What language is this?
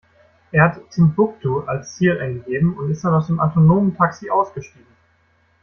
German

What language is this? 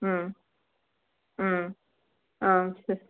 Tamil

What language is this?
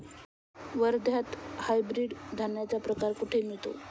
Marathi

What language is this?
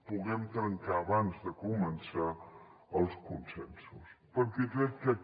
Catalan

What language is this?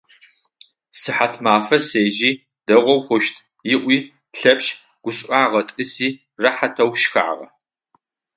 Adyghe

